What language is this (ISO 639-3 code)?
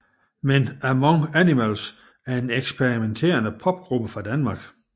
dan